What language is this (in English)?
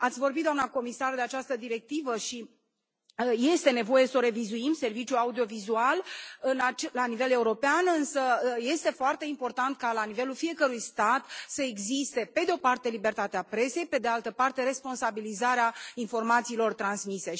Romanian